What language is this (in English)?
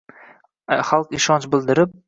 Uzbek